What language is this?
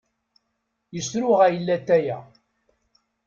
Kabyle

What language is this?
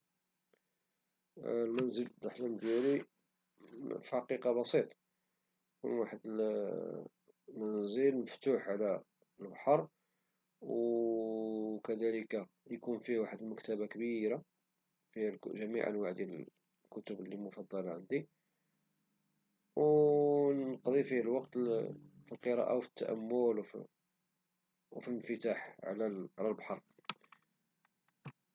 Moroccan Arabic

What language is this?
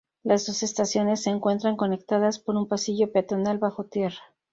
Spanish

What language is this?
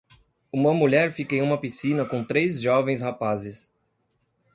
Portuguese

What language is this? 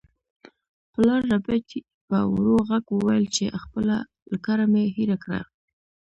Pashto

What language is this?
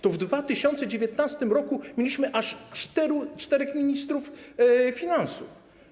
Polish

